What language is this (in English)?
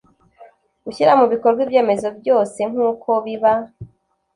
Kinyarwanda